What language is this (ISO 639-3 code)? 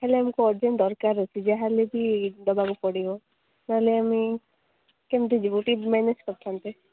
ori